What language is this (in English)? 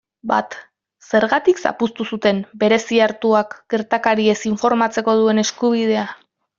Basque